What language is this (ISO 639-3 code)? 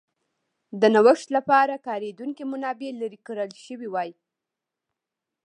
pus